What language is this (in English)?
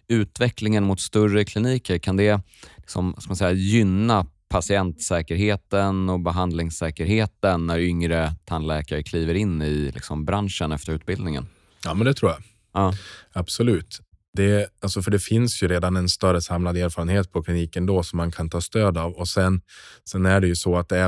Swedish